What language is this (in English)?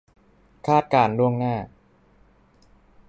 Thai